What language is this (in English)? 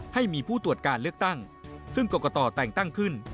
Thai